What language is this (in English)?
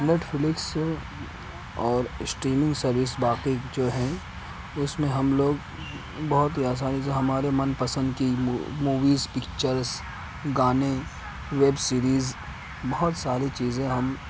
Urdu